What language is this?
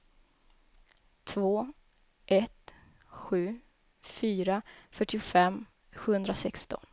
Swedish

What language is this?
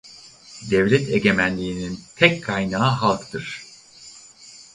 Turkish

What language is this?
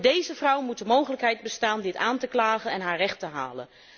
Dutch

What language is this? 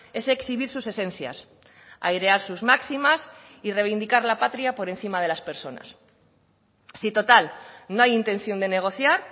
Spanish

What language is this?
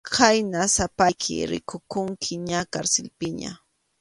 Arequipa-La Unión Quechua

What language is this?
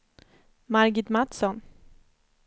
Swedish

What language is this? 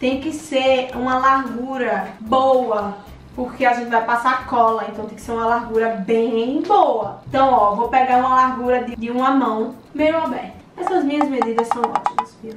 Portuguese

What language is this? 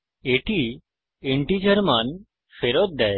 Bangla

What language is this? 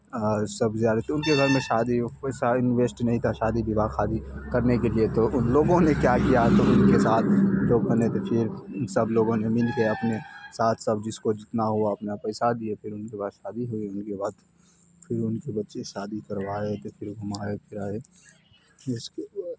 Urdu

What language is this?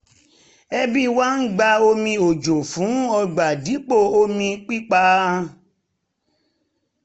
Yoruba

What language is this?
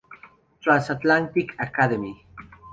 Spanish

